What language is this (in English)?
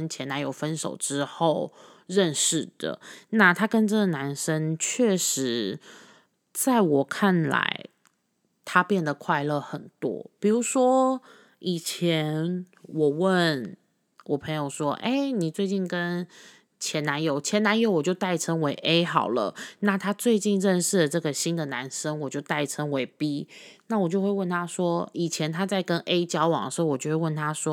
Chinese